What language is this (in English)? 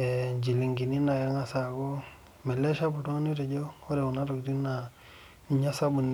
Masai